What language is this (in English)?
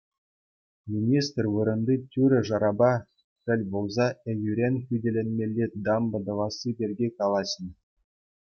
Chuvash